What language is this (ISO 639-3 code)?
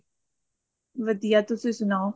pan